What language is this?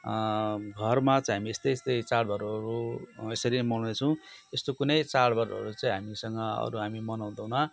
Nepali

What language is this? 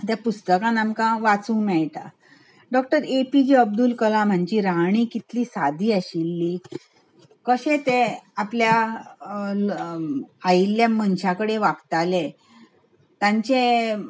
Konkani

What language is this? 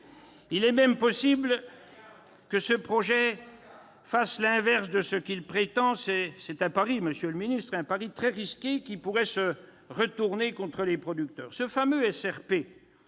French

